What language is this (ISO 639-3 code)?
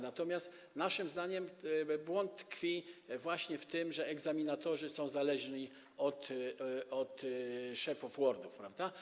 pol